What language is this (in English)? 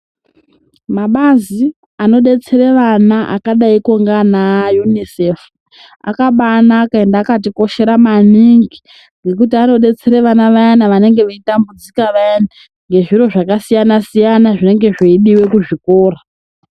Ndau